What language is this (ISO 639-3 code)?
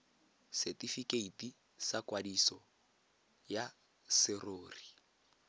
tsn